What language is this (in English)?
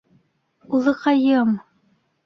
Bashkir